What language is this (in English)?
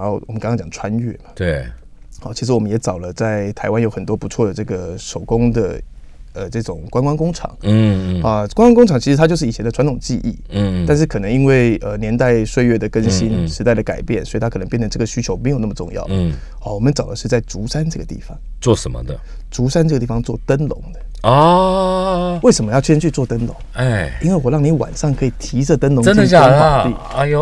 Chinese